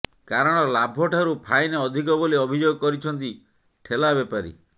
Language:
Odia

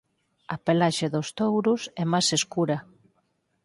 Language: Galician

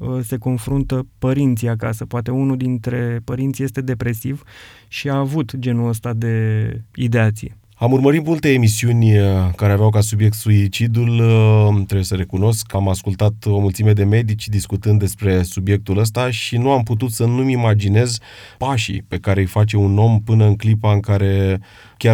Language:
Romanian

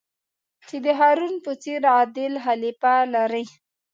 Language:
Pashto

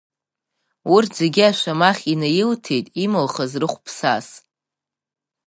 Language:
Abkhazian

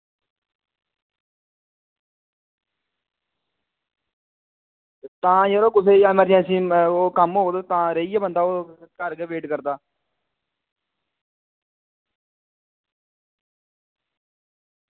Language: Dogri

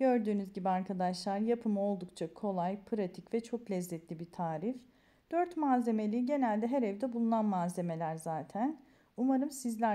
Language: Turkish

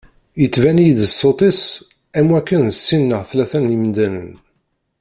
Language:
Kabyle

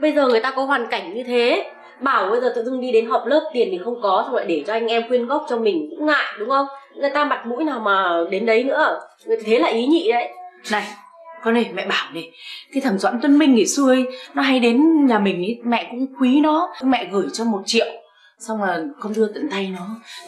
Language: Vietnamese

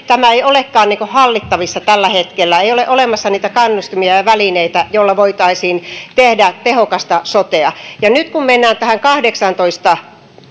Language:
Finnish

